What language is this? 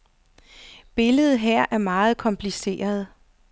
Danish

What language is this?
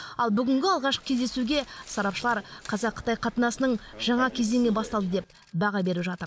Kazakh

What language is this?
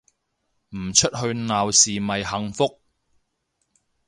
Cantonese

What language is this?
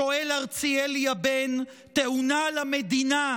Hebrew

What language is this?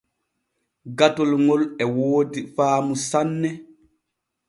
Borgu Fulfulde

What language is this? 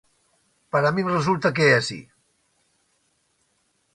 Galician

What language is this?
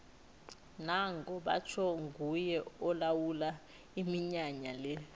South Ndebele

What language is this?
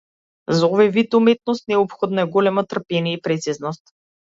Macedonian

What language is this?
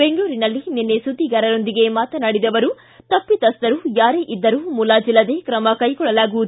Kannada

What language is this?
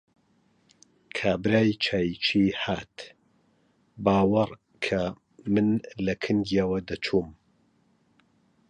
Central Kurdish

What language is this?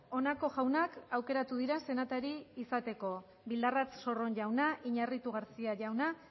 Basque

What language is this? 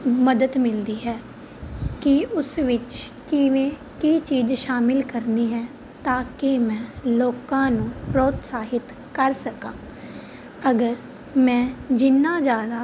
Punjabi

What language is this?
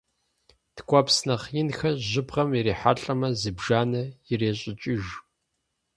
Kabardian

